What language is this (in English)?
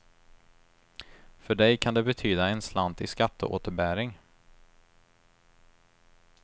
Swedish